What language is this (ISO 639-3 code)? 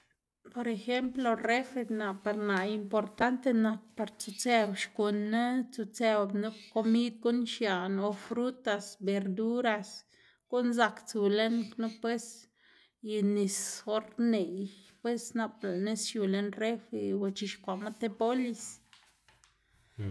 ztg